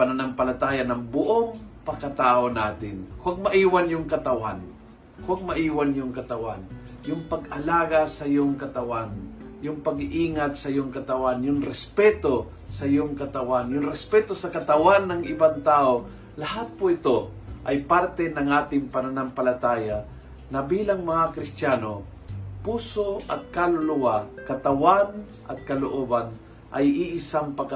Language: Filipino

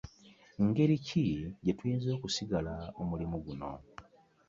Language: Ganda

